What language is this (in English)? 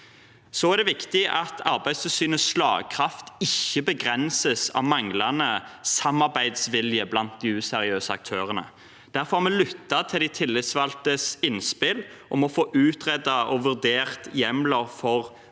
Norwegian